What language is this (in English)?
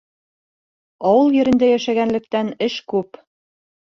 Bashkir